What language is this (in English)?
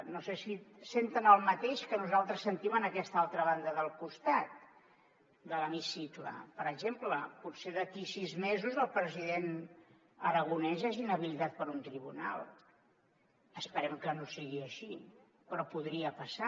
Catalan